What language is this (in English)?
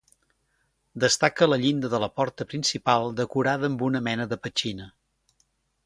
Catalan